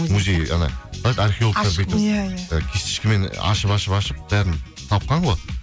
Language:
Kazakh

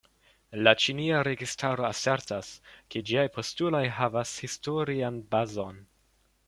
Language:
Esperanto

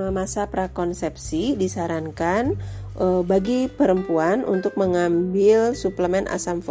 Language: Indonesian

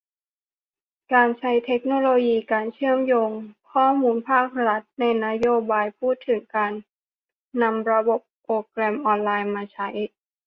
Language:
Thai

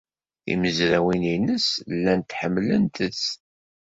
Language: Kabyle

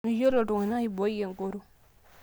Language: Masai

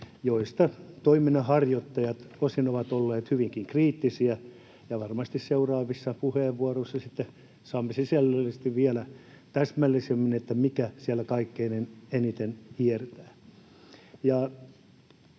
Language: Finnish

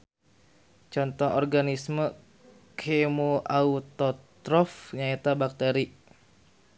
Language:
Sundanese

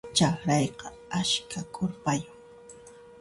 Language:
Puno Quechua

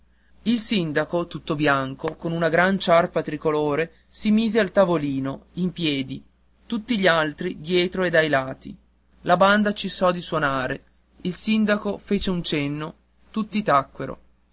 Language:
Italian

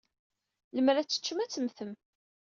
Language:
Kabyle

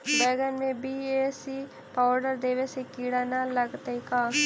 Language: Magahi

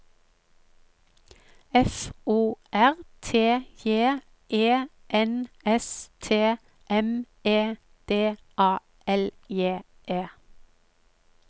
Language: Norwegian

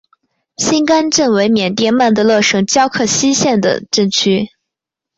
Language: Chinese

